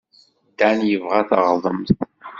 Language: Kabyle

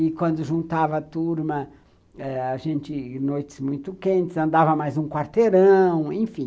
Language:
Portuguese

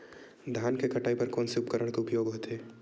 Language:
Chhattisgarhi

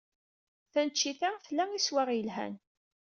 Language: Kabyle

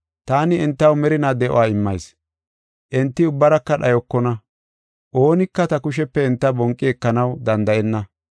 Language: Gofa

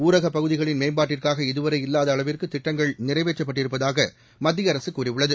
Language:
Tamil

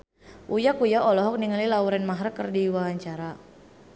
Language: Sundanese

